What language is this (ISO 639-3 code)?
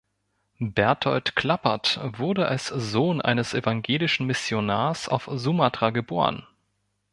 deu